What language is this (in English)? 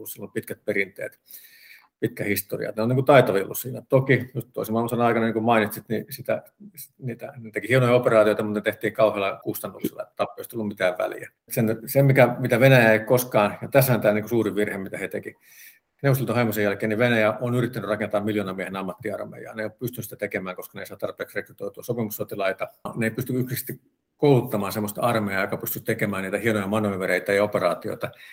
Finnish